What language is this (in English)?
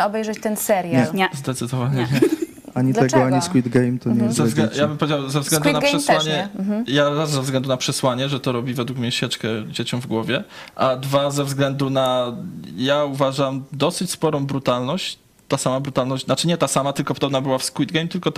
Polish